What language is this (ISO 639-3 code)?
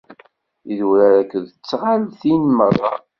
kab